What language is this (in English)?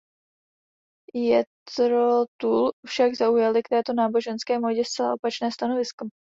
Czech